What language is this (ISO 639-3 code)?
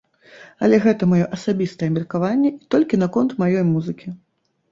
bel